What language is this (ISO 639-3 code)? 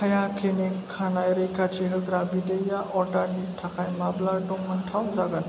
brx